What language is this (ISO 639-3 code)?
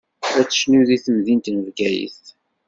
kab